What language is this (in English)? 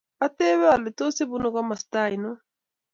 Kalenjin